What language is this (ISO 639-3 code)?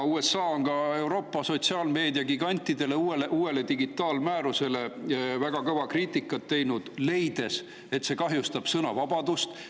est